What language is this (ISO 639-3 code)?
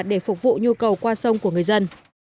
vie